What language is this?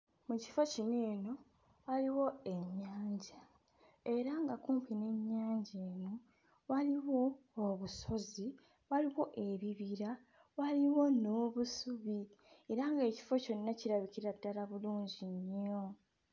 Ganda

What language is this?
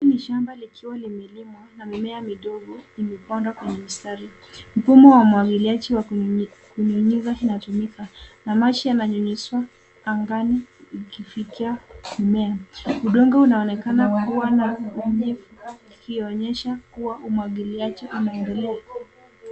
Swahili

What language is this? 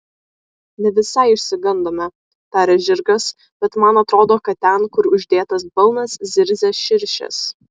Lithuanian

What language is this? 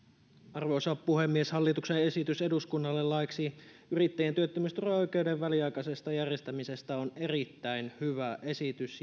Finnish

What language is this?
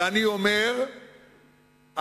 Hebrew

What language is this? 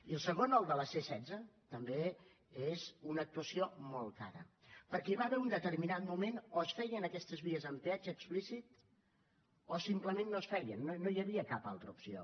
Catalan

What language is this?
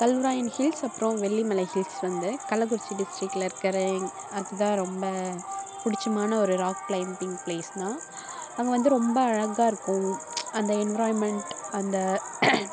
Tamil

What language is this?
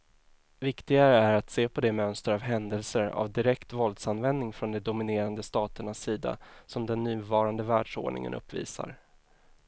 Swedish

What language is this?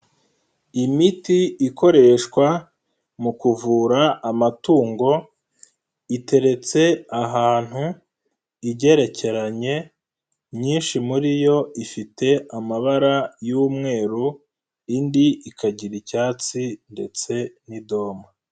Kinyarwanda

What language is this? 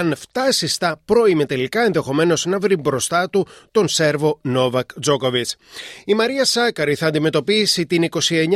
Greek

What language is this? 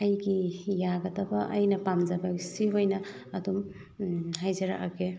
Manipuri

